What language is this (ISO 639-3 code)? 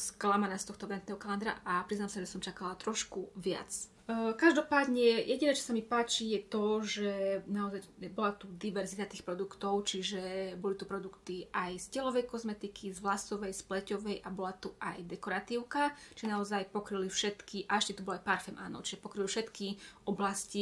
slk